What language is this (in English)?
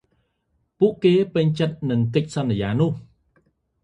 Khmer